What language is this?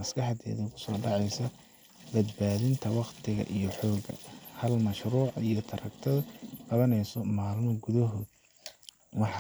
Somali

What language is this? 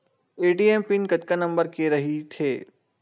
Chhattisgarhi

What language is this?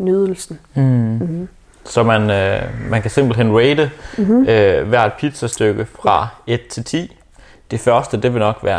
Danish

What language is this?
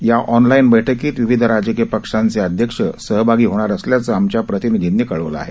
Marathi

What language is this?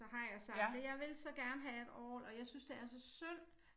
Danish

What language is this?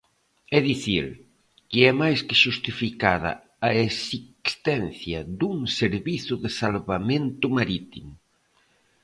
Galician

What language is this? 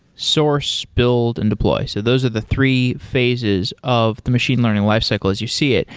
English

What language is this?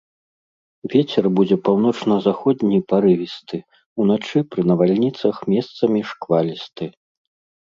Belarusian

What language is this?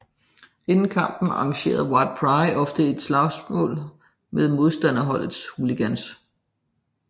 Danish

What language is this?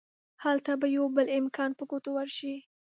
Pashto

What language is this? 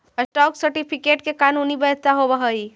Magahi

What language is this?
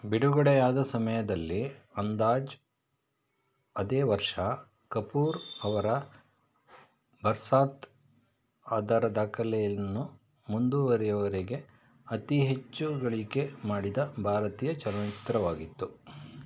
Kannada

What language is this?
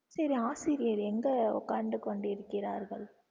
Tamil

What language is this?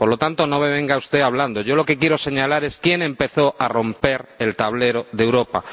Spanish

